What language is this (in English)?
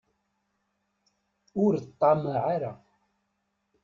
Kabyle